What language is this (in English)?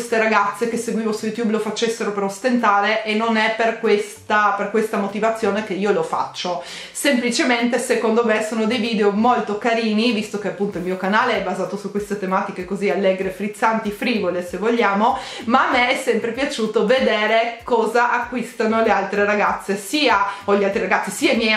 Italian